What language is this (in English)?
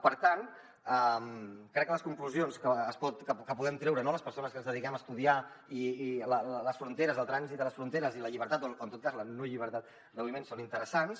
Catalan